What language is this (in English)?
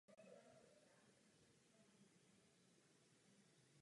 Czech